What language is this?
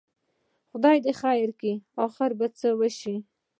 Pashto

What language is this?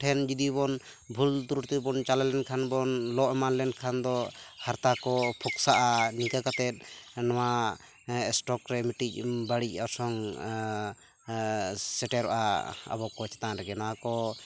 Santali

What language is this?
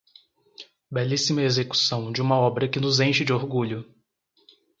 Portuguese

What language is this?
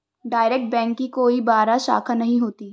Hindi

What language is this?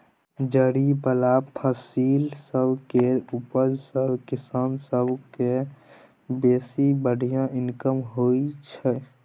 Maithili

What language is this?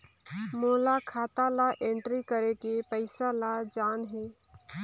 Chhattisgarhi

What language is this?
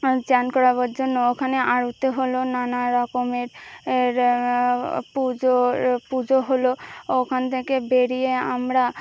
Bangla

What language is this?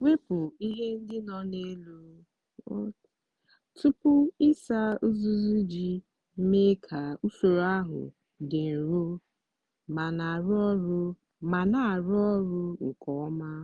Igbo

